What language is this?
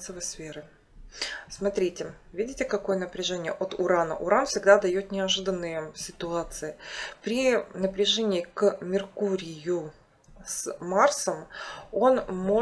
Russian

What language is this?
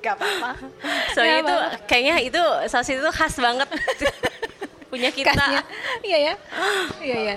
Indonesian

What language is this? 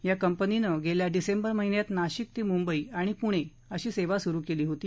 Marathi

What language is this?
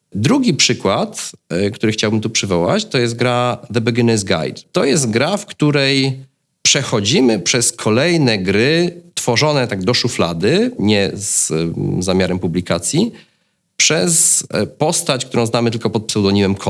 Polish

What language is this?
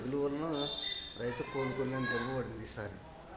Telugu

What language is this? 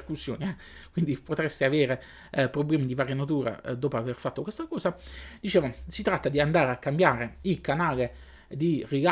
Italian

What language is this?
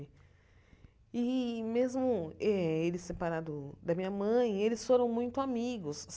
Portuguese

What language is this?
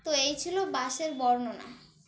Bangla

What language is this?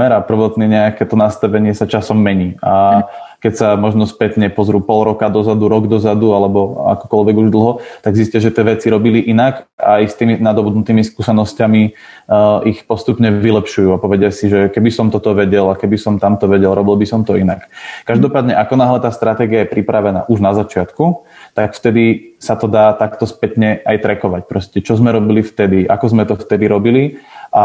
Slovak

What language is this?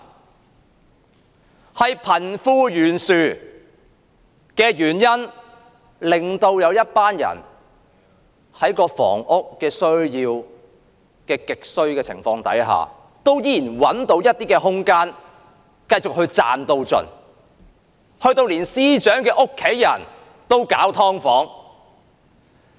Cantonese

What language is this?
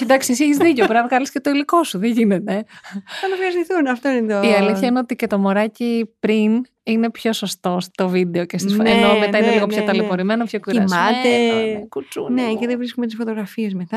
Greek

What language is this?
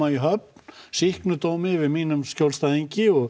Icelandic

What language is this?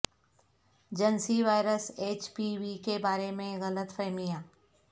Urdu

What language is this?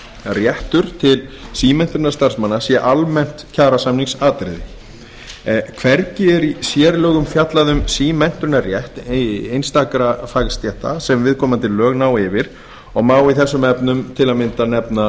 Icelandic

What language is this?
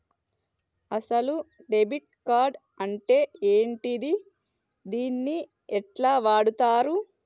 Telugu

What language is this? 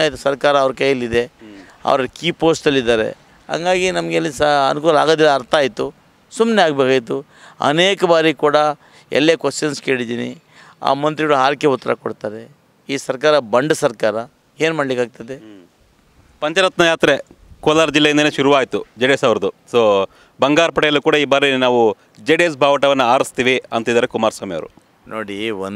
Hindi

